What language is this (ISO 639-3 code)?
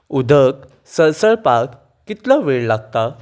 kok